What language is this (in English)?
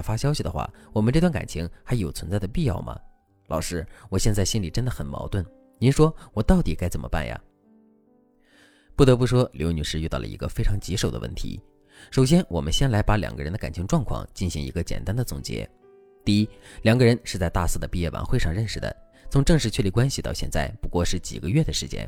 Chinese